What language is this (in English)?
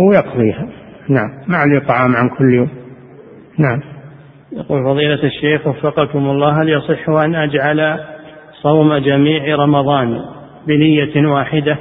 Arabic